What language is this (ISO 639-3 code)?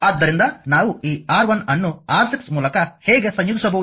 kan